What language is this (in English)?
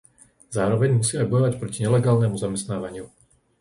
Slovak